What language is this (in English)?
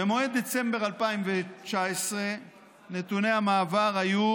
Hebrew